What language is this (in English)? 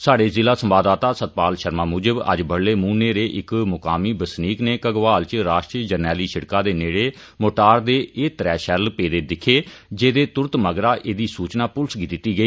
Dogri